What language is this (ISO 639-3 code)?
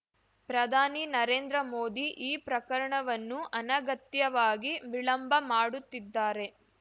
kan